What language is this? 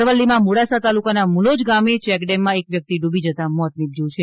Gujarati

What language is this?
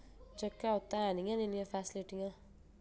Dogri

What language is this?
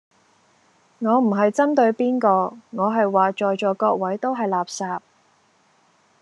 Cantonese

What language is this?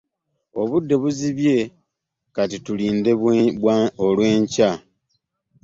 Ganda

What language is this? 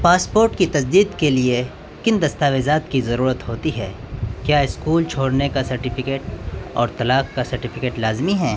Urdu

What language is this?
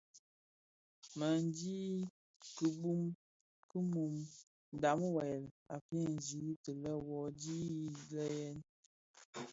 Bafia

